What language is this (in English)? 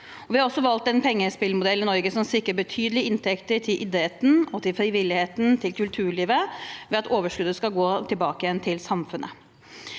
Norwegian